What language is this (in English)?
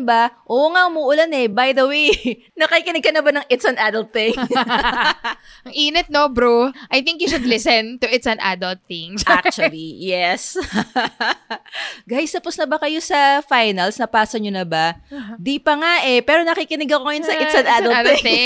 Filipino